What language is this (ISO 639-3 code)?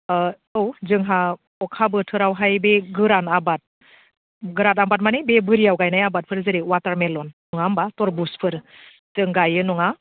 brx